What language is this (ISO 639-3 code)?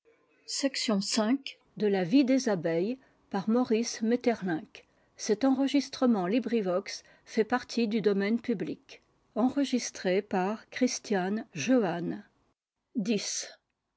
fra